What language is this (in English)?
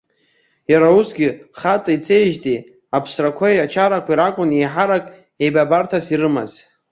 Abkhazian